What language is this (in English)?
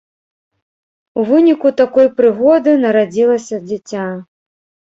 Belarusian